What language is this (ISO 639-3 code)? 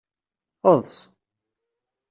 kab